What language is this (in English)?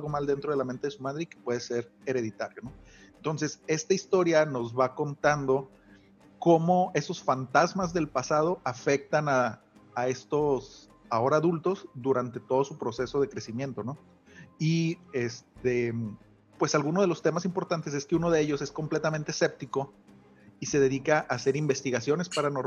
Spanish